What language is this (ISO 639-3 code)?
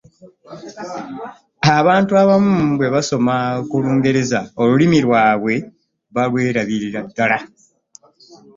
lug